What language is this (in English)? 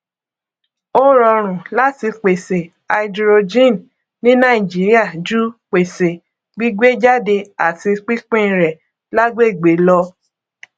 Yoruba